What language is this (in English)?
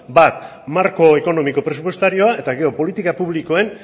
Basque